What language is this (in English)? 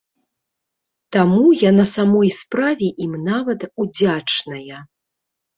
Belarusian